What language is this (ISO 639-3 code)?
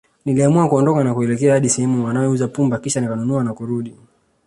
swa